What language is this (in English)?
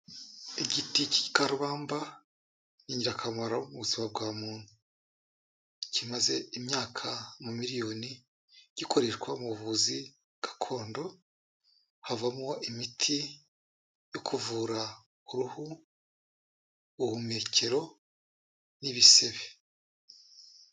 Kinyarwanda